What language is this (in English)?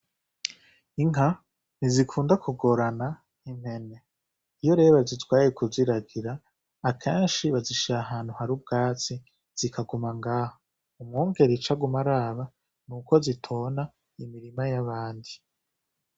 Rundi